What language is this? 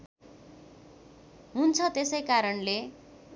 Nepali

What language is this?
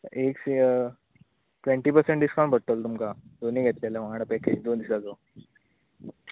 Konkani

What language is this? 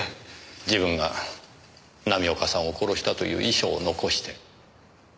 Japanese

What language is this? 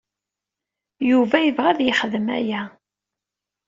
Kabyle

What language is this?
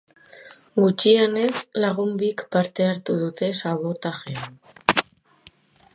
Basque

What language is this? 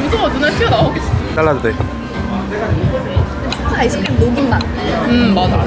Korean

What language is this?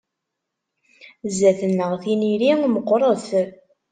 Kabyle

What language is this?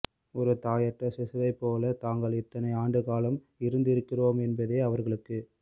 Tamil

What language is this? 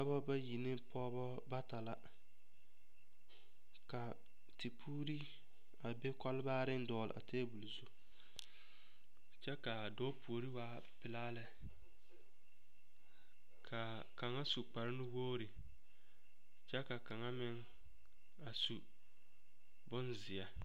Southern Dagaare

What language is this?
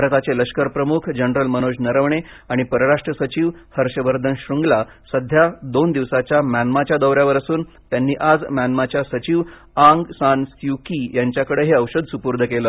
Marathi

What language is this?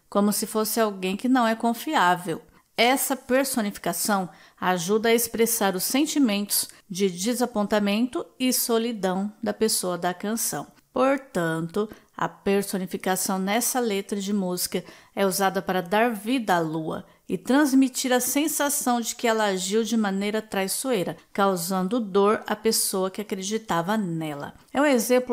Portuguese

